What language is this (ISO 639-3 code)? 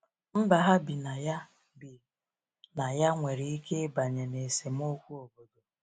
ibo